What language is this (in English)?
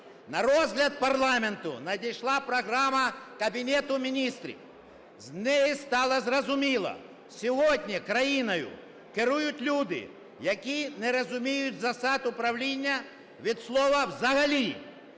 Ukrainian